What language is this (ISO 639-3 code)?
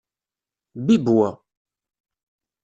kab